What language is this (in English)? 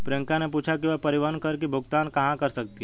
Hindi